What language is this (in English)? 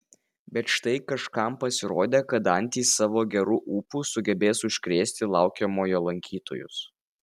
Lithuanian